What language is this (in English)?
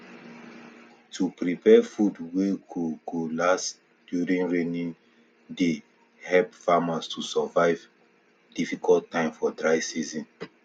Nigerian Pidgin